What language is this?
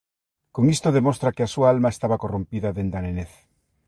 Galician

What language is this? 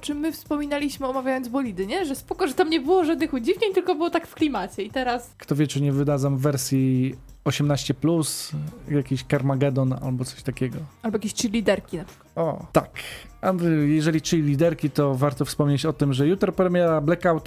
Polish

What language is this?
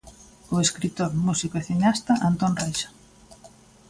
Galician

